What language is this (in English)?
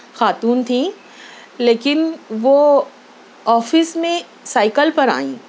Urdu